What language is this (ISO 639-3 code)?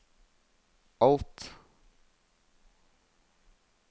nor